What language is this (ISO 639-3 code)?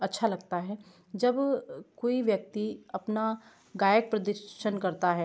hin